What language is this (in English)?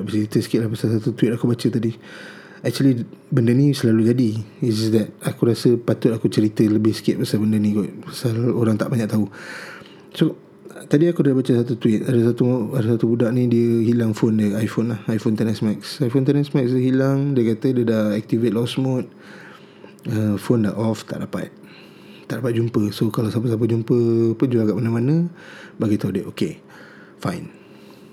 Malay